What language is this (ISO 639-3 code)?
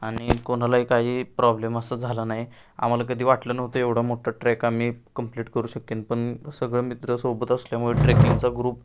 mar